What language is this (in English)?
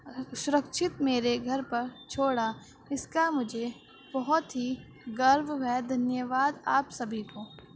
Urdu